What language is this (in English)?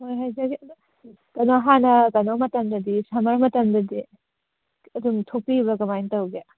Manipuri